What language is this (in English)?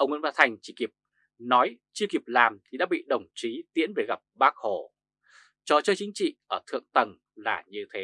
Vietnamese